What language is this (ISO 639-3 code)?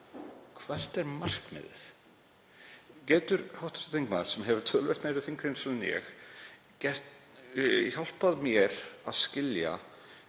isl